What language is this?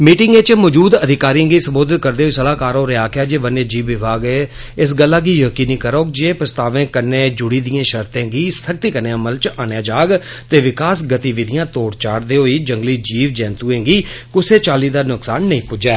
Dogri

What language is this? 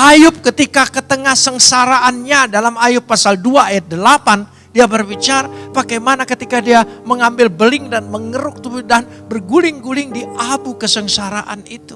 Indonesian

